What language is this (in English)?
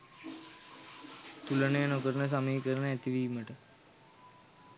Sinhala